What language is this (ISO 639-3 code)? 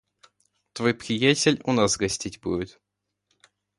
rus